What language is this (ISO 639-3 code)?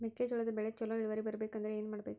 kan